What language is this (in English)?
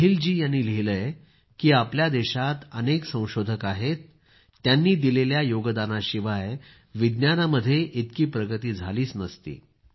Marathi